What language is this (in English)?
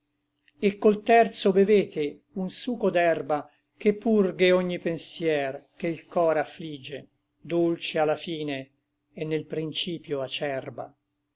Italian